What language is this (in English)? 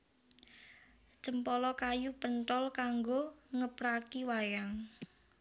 Javanese